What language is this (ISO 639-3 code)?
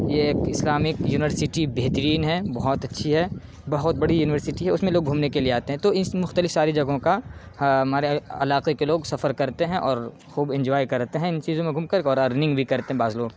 urd